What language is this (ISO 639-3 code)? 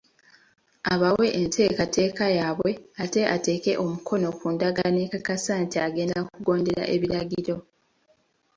lug